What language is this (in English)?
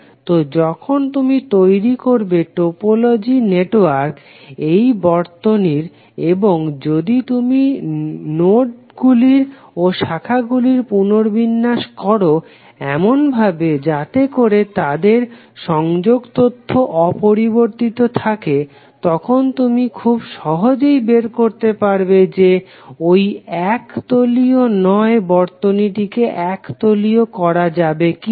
Bangla